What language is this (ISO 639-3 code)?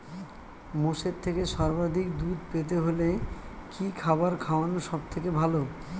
ben